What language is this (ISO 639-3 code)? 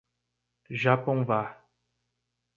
por